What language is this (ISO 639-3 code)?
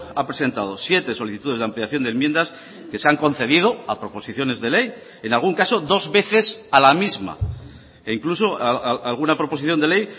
spa